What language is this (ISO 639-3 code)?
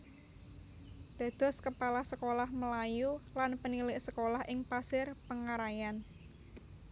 jav